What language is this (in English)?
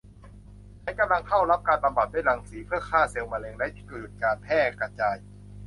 Thai